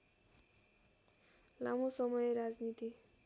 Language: Nepali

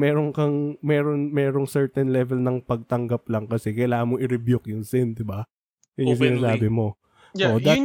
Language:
Filipino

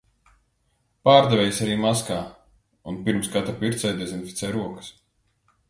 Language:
Latvian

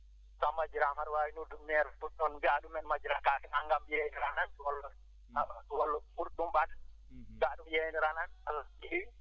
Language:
Fula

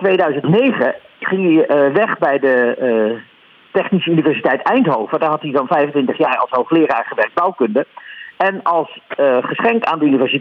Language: Dutch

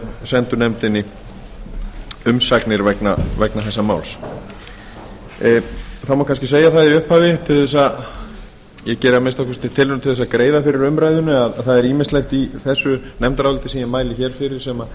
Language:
Icelandic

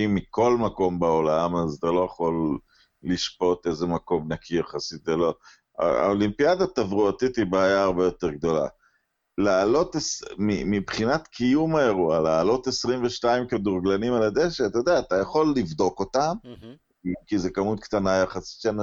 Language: Hebrew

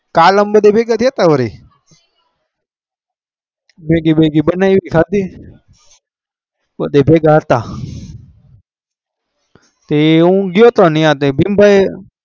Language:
Gujarati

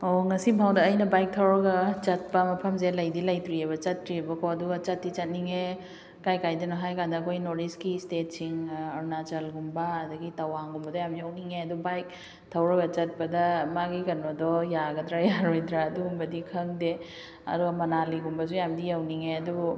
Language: Manipuri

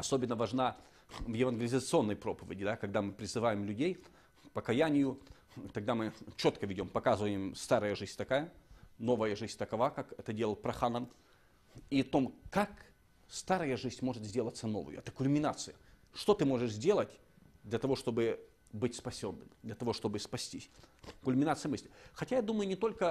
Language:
Russian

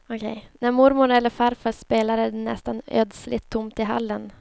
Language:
Swedish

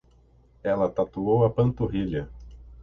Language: Portuguese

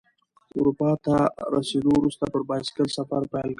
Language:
Pashto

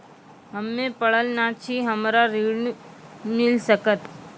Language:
Maithili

